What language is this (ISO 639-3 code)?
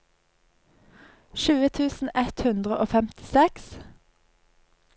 nor